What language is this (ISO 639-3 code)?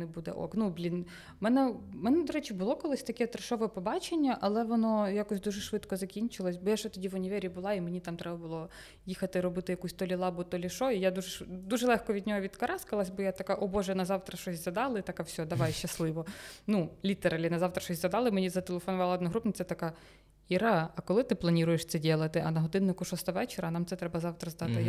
ukr